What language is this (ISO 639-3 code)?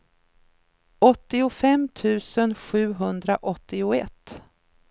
swe